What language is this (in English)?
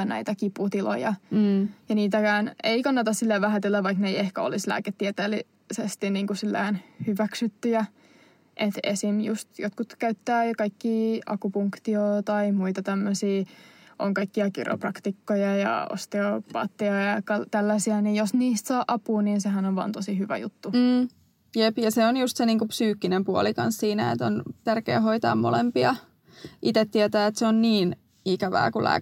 Finnish